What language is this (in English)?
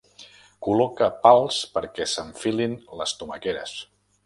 Catalan